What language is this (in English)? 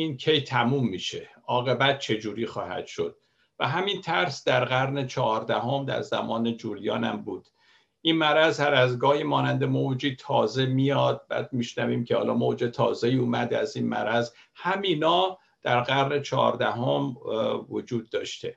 Persian